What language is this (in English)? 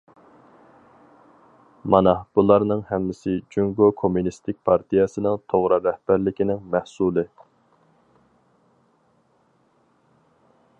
Uyghur